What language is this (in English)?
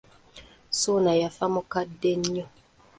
Ganda